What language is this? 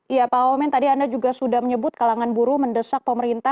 Indonesian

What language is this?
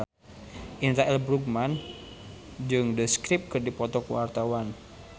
Sundanese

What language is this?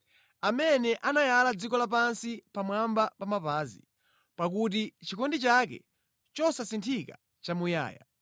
Nyanja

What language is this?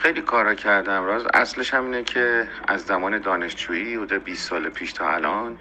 Persian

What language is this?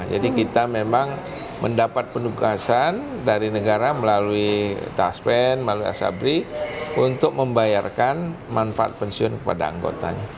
Indonesian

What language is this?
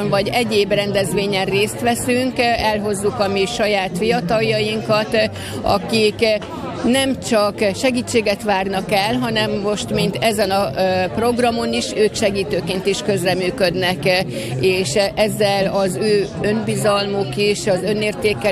Hungarian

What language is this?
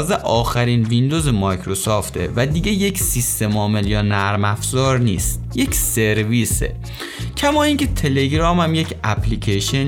Persian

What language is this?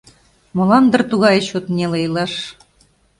Mari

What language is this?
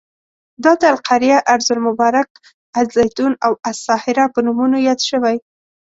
Pashto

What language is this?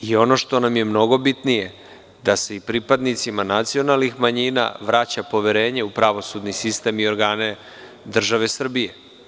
Serbian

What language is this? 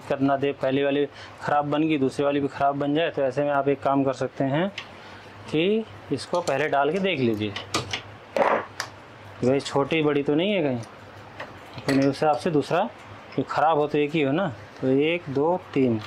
Hindi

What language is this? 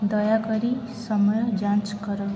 Odia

